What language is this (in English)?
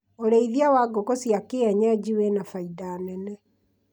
Kikuyu